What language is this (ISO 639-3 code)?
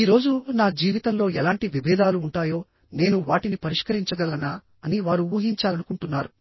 tel